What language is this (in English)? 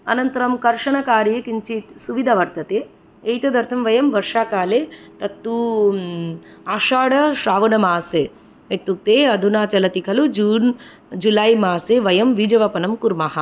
Sanskrit